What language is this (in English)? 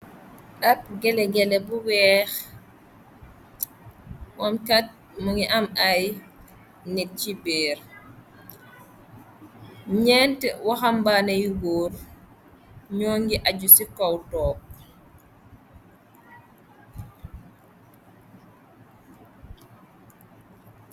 Wolof